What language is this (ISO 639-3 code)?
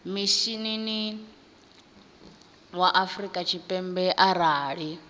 ven